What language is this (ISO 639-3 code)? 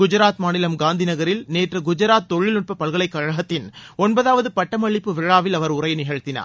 tam